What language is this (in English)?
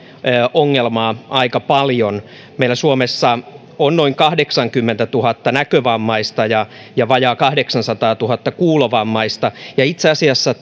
Finnish